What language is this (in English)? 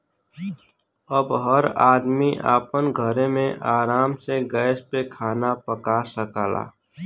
Bhojpuri